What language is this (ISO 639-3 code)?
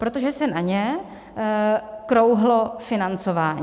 ces